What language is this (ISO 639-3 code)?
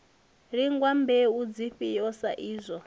ven